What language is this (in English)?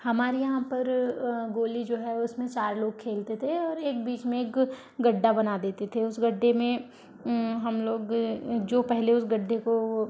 Hindi